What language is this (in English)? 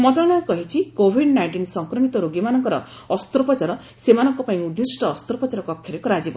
Odia